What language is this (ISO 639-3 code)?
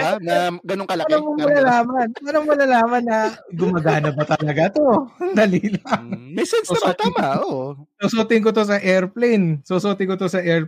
fil